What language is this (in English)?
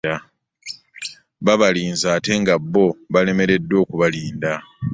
Ganda